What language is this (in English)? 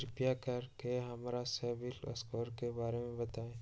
Magahi